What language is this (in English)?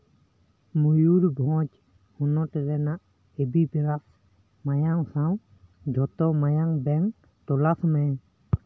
Santali